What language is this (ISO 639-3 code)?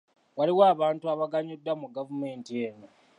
lug